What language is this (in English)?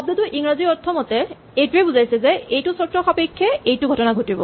Assamese